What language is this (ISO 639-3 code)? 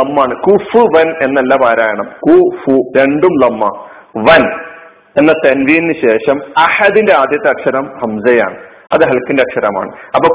mal